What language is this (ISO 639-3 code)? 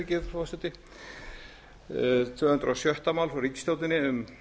isl